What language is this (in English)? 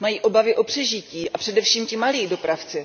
Czech